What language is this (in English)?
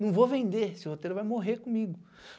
Portuguese